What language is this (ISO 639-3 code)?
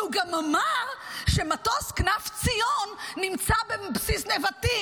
heb